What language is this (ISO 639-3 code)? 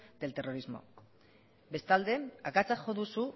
eus